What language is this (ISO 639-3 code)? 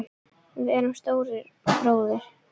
isl